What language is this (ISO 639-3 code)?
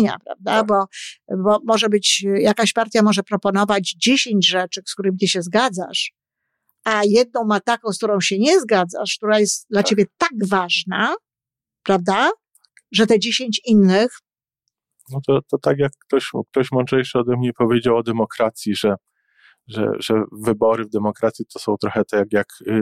pol